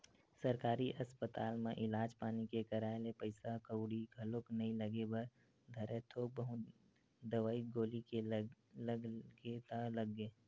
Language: Chhattisgarhi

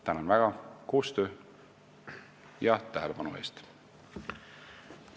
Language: Estonian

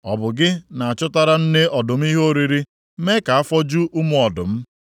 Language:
Igbo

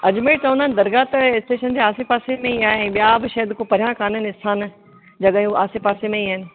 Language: Sindhi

